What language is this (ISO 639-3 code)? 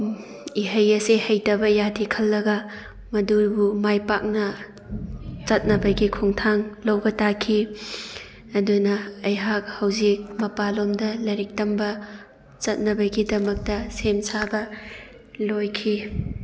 mni